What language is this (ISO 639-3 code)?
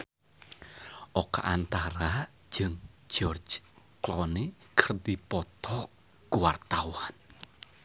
sun